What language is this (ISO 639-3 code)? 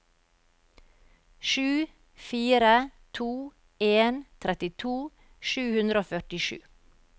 nor